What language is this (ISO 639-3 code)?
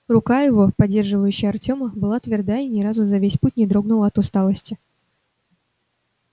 rus